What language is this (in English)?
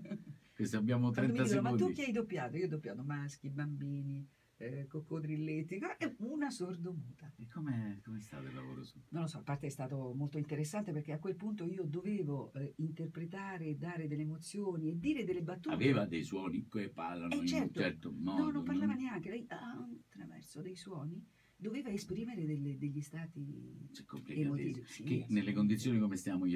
Italian